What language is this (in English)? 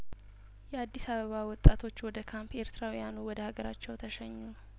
Amharic